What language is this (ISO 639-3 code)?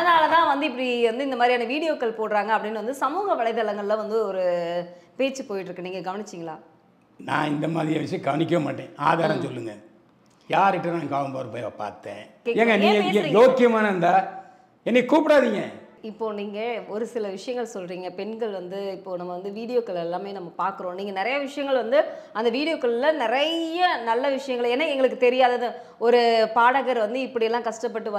tam